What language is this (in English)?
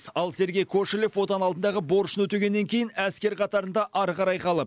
Kazakh